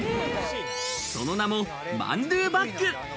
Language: Japanese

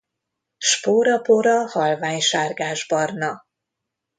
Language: Hungarian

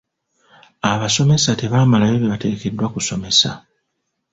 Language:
Ganda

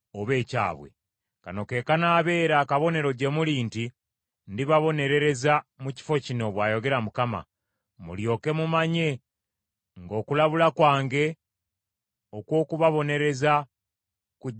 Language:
Ganda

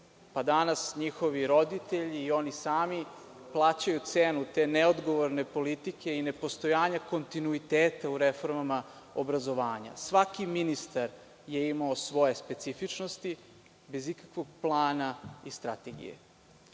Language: Serbian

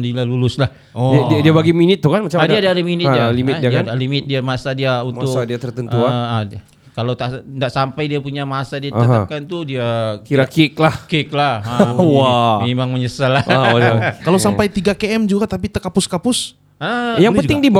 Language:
Malay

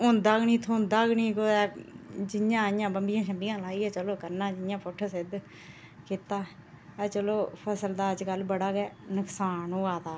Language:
Dogri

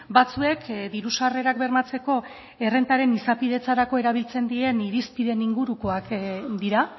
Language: Basque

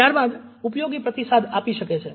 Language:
Gujarati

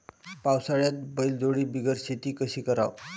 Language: Marathi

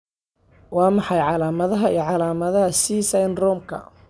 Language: Somali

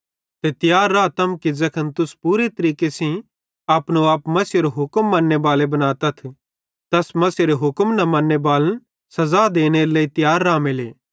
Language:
Bhadrawahi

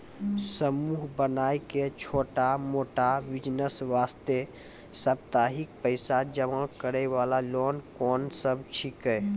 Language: Maithili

